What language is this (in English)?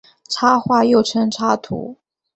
Chinese